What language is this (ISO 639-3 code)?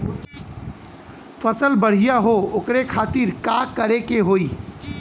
bho